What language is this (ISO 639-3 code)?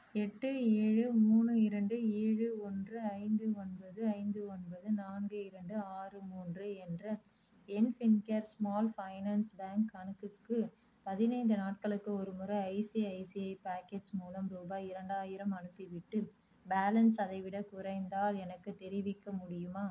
tam